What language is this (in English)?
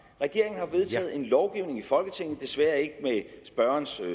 Danish